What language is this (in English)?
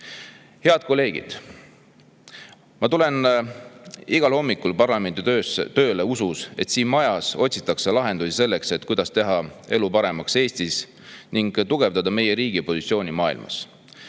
Estonian